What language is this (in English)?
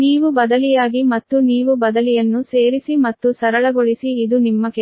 Kannada